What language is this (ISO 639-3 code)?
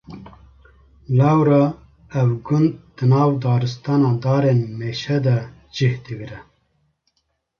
kur